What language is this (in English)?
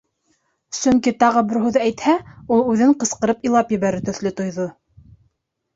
Bashkir